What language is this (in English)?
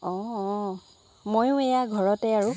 Assamese